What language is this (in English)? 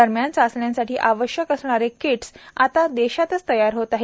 Marathi